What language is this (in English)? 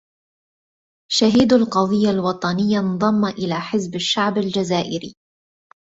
Arabic